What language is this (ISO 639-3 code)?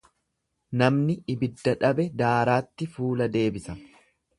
orm